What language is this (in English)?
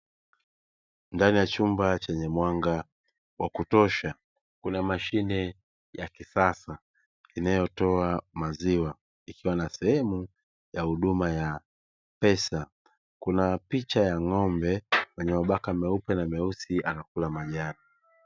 Swahili